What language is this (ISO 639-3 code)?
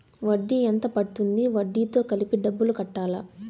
tel